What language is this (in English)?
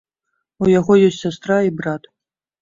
Belarusian